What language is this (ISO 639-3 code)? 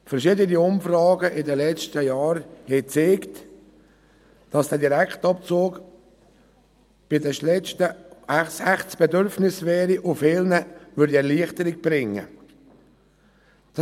gsw